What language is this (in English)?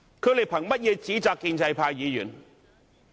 Cantonese